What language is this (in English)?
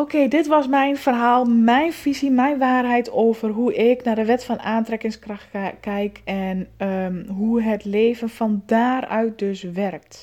Dutch